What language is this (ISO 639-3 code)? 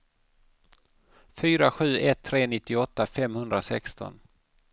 swe